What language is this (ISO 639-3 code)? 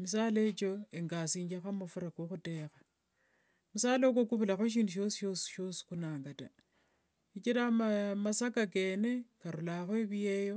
lwg